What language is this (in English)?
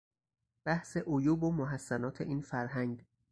Persian